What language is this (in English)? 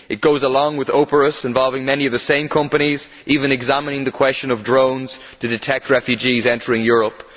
English